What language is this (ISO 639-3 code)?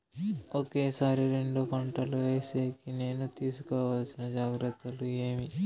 tel